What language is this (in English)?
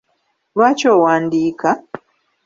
Ganda